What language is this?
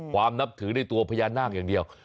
Thai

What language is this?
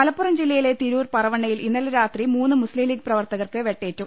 Malayalam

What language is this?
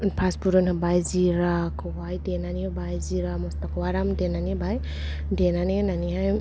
Bodo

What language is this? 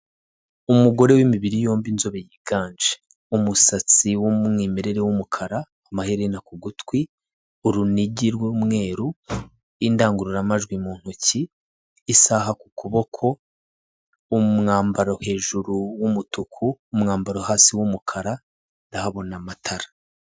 Kinyarwanda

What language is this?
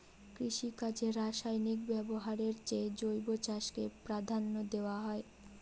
Bangla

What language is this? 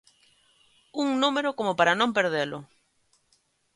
Galician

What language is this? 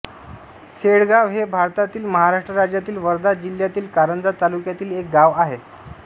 Marathi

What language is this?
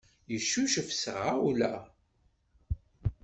Kabyle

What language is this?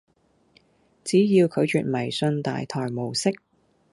Cantonese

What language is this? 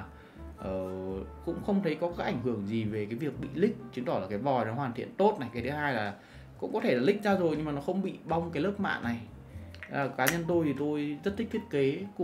Vietnamese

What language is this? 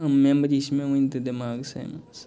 Kashmiri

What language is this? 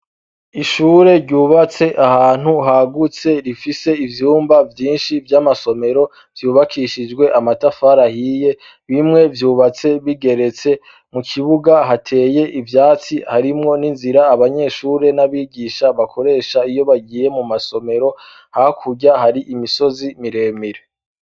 Rundi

